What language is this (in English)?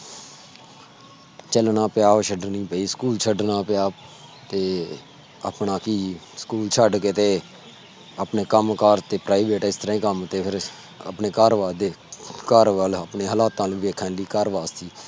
Punjabi